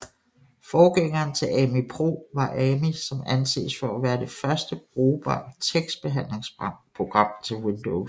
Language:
Danish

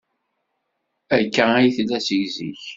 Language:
Kabyle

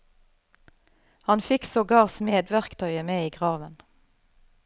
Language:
Norwegian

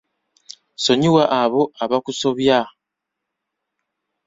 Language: Ganda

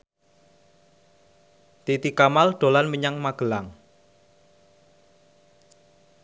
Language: Javanese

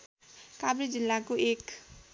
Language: Nepali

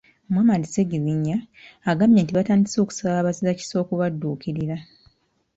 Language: Ganda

